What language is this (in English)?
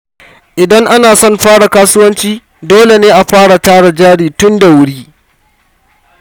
Hausa